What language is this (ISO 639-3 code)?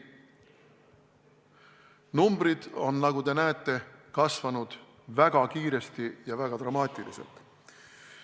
est